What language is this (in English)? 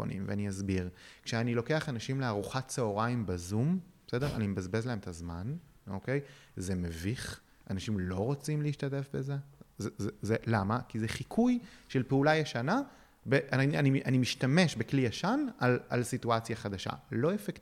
Hebrew